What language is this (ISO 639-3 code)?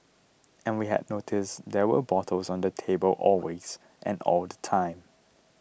eng